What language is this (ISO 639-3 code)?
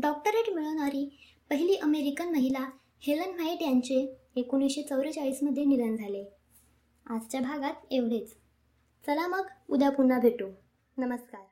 mar